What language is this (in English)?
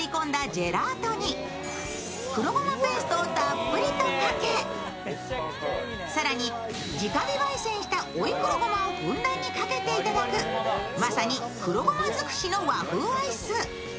Japanese